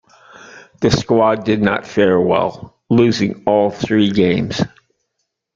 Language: English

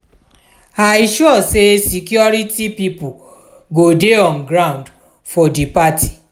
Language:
Nigerian Pidgin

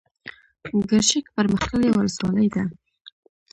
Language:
Pashto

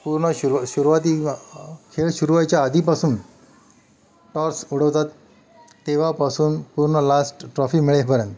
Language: Marathi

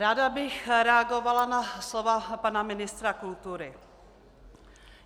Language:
Czech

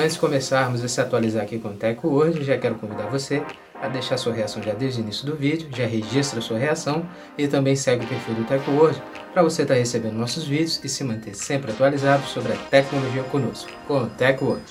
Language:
Portuguese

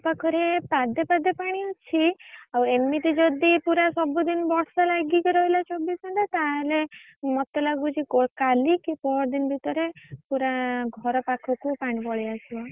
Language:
Odia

